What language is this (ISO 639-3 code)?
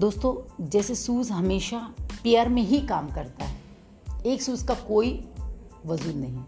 hin